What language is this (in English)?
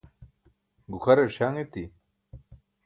Burushaski